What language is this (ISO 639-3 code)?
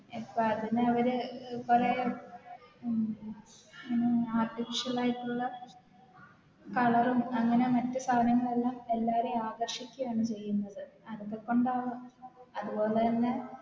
mal